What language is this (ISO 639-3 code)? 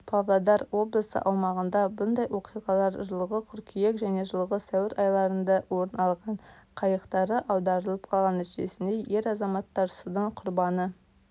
kaz